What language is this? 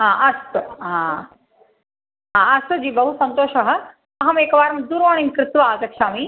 Sanskrit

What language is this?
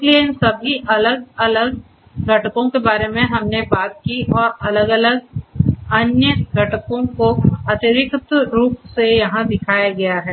Hindi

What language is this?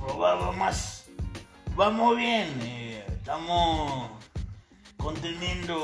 Spanish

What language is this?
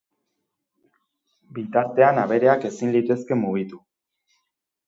Basque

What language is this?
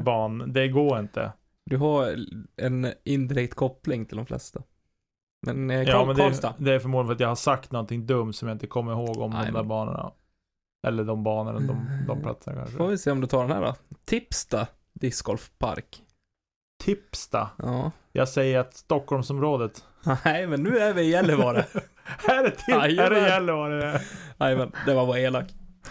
Swedish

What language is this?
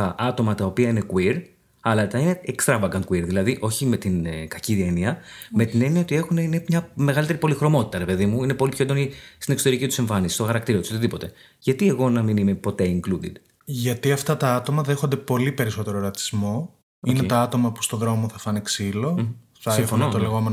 Greek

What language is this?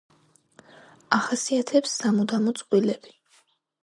Georgian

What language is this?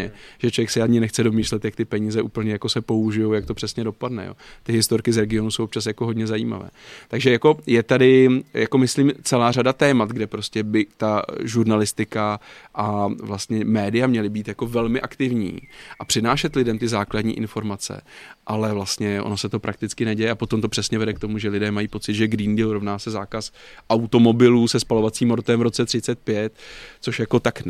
Czech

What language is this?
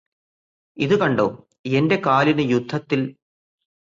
Malayalam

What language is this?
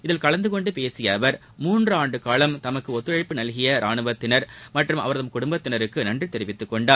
Tamil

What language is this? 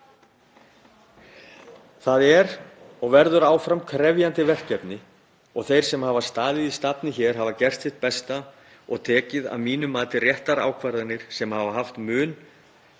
Icelandic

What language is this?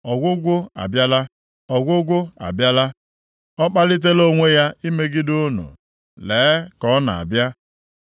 Igbo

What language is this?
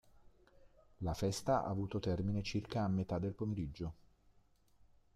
Italian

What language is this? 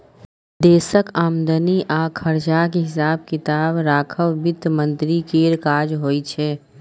Maithili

